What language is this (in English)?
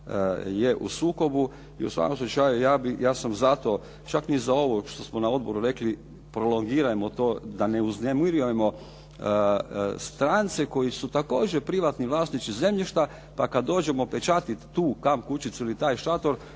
Croatian